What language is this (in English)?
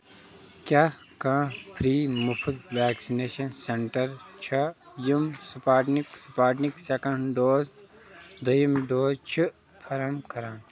Kashmiri